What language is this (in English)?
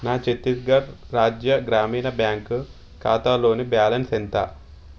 Telugu